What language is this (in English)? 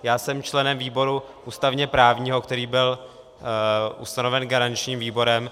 Czech